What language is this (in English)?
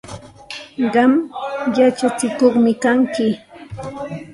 Santa Ana de Tusi Pasco Quechua